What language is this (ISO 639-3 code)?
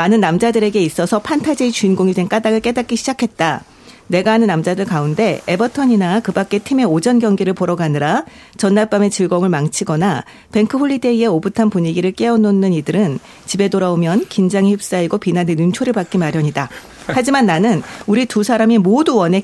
kor